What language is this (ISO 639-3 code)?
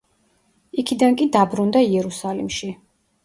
kat